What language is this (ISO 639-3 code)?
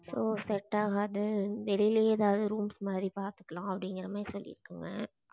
tam